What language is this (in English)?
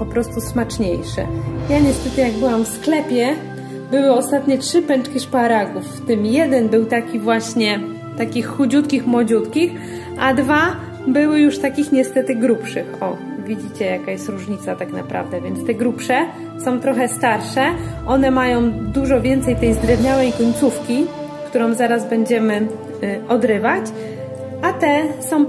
Polish